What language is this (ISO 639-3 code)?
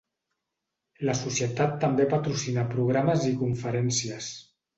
cat